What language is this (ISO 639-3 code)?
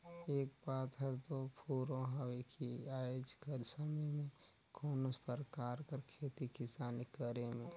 hne